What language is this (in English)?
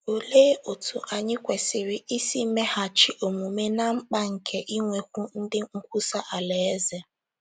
Igbo